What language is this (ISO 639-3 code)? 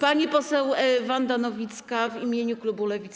pol